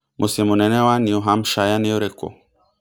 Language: Kikuyu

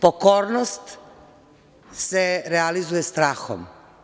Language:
Serbian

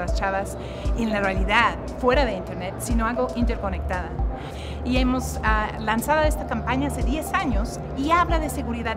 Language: Spanish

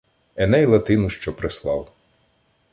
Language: Ukrainian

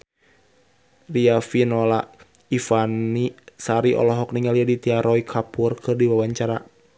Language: Sundanese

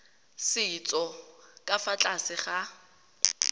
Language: Tswana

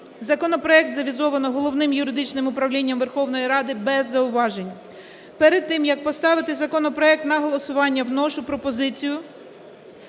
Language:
Ukrainian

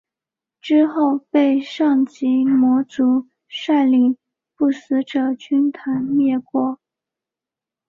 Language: Chinese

